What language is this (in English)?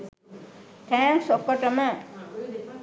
Sinhala